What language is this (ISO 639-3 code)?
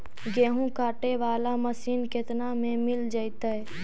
mag